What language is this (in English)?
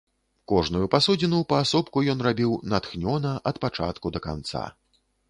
Belarusian